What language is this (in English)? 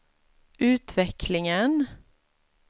Swedish